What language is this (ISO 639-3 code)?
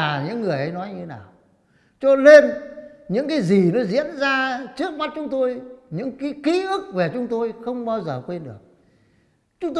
vie